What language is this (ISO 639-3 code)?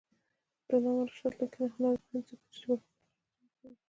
pus